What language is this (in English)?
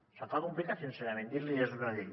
Catalan